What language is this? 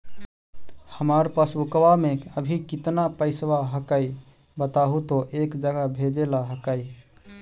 Magahi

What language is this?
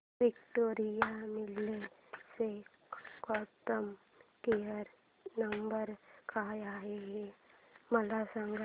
Marathi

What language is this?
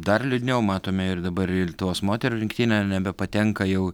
Lithuanian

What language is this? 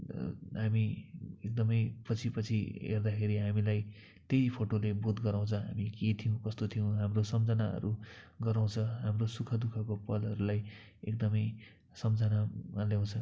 Nepali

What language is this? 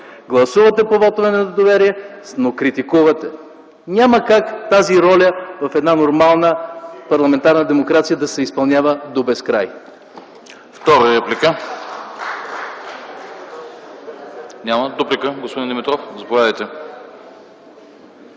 Bulgarian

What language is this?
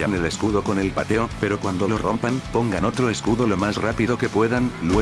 Spanish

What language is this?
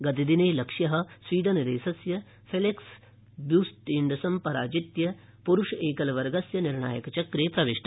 Sanskrit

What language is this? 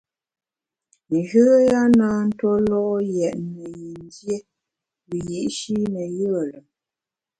Bamun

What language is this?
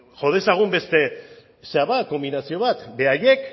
Basque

